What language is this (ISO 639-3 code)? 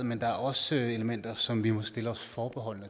dan